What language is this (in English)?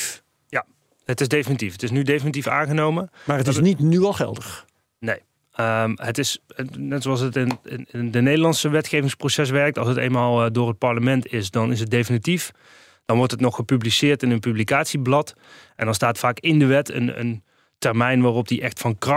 Dutch